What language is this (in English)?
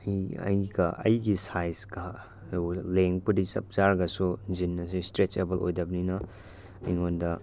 Manipuri